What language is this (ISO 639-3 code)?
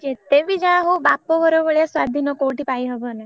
ori